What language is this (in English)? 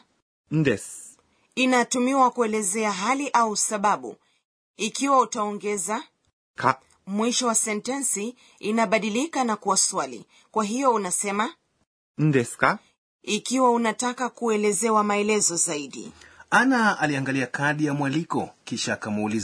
Swahili